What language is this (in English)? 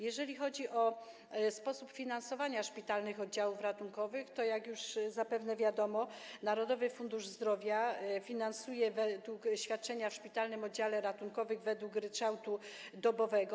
Polish